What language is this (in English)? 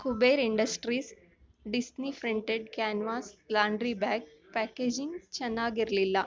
Kannada